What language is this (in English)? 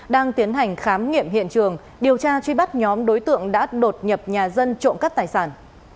Vietnamese